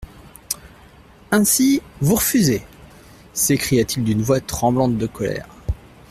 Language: French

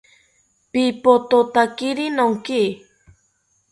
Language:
South Ucayali Ashéninka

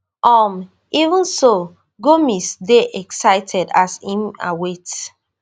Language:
Nigerian Pidgin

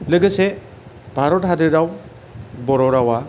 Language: Bodo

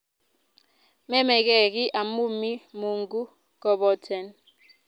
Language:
Kalenjin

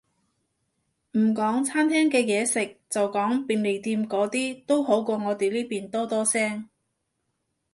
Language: Cantonese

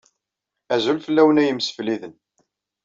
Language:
Kabyle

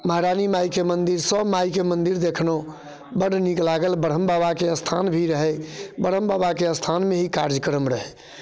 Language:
Maithili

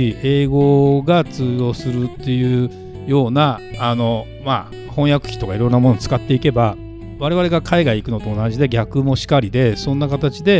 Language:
Japanese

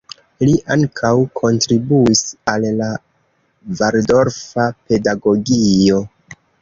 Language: Esperanto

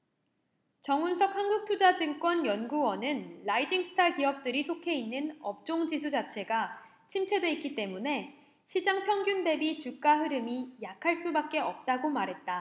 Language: Korean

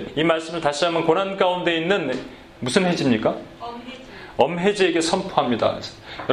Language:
Korean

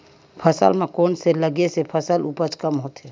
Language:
Chhattisgarhi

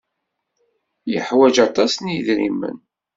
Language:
Kabyle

